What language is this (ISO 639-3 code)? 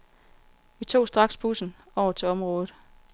dan